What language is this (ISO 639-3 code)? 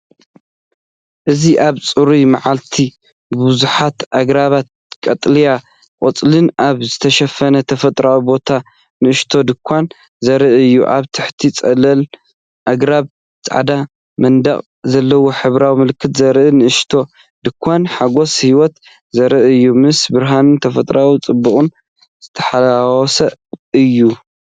tir